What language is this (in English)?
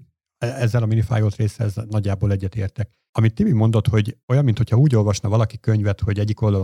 Hungarian